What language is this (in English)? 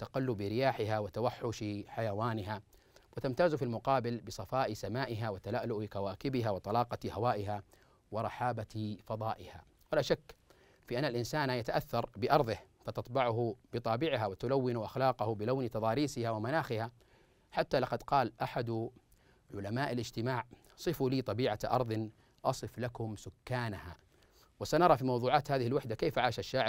Arabic